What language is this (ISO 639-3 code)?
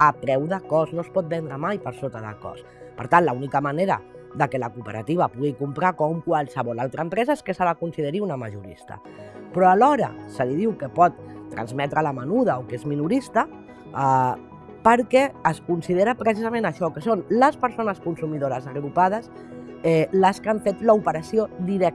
cat